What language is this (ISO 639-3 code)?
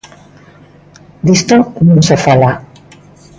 glg